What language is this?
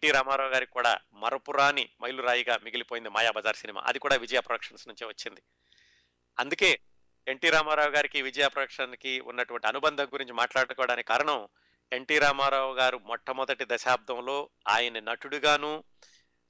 Telugu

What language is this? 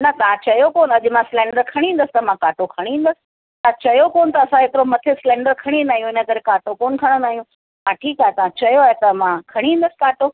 Sindhi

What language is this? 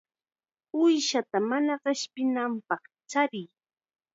Chiquián Ancash Quechua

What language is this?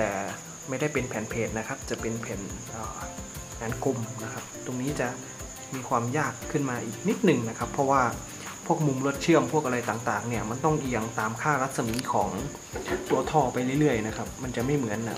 Thai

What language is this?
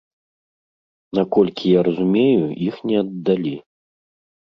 Belarusian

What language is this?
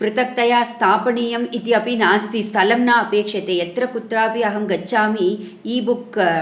Sanskrit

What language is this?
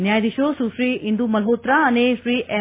Gujarati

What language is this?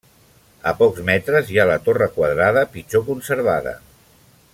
Catalan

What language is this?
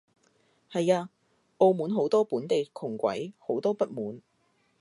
Cantonese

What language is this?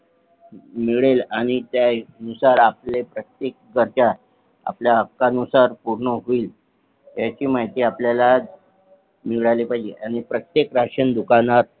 Marathi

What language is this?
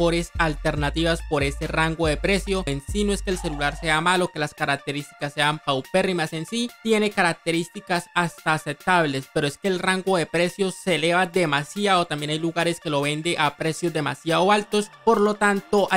Spanish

